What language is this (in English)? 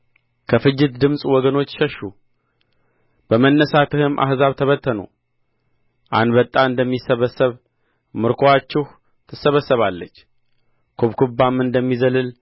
Amharic